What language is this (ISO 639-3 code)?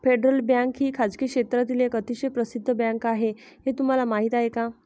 mar